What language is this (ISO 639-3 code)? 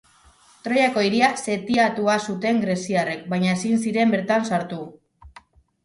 eus